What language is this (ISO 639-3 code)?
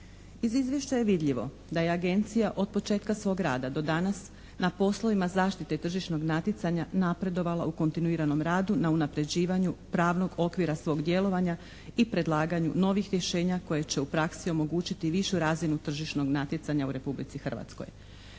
hrv